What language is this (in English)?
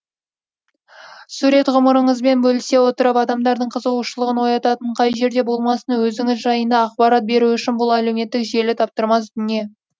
Kazakh